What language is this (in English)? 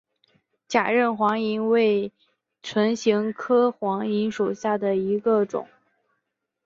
Chinese